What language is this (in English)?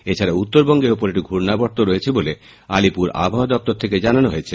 Bangla